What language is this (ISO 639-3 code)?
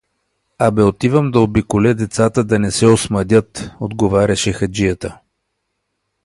bul